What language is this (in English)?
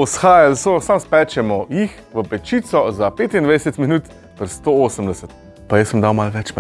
Slovenian